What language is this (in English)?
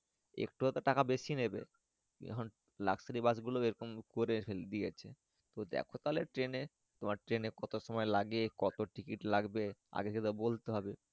Bangla